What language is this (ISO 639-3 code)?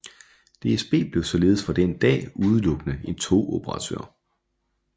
dan